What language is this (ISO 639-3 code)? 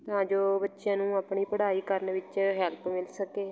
pan